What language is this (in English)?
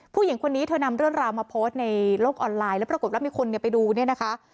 Thai